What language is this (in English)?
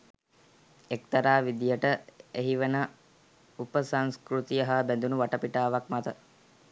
Sinhala